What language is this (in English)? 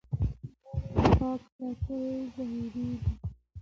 Pashto